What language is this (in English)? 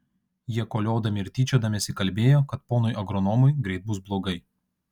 Lithuanian